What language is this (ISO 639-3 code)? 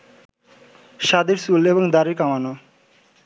ben